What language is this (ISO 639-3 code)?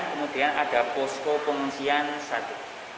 ind